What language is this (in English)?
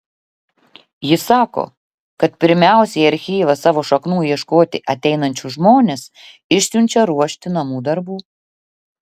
Lithuanian